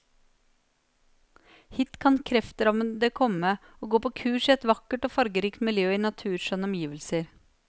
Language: Norwegian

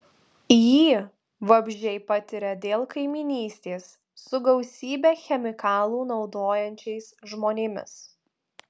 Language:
Lithuanian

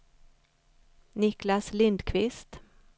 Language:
Swedish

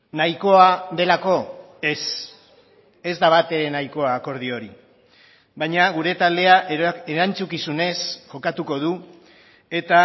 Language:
Basque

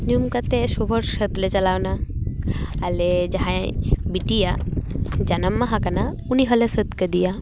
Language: Santali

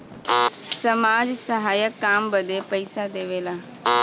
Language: Bhojpuri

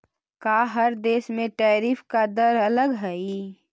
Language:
Magahi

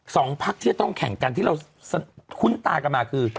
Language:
Thai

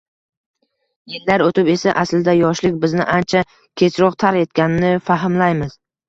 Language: Uzbek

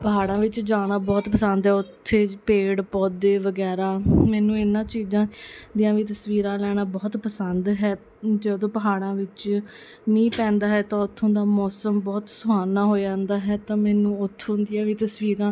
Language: Punjabi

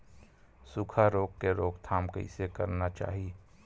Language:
Chhattisgarhi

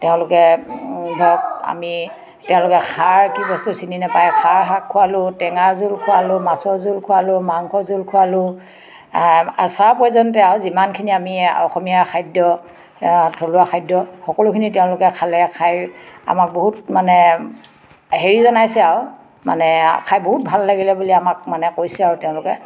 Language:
Assamese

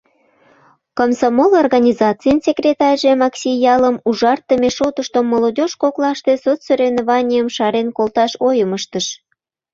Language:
Mari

